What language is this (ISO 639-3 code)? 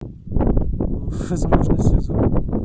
rus